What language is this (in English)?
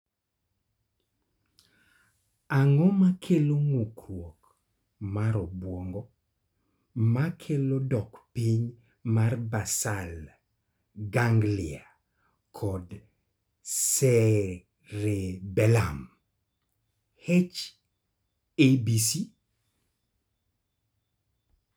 Luo (Kenya and Tanzania)